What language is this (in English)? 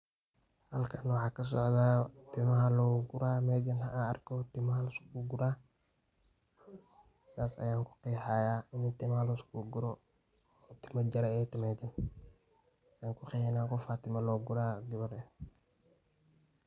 Somali